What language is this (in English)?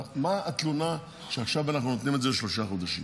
Hebrew